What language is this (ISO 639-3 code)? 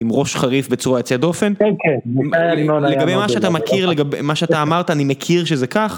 heb